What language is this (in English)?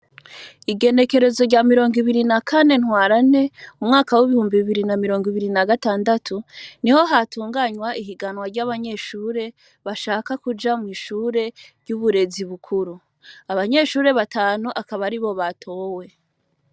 Rundi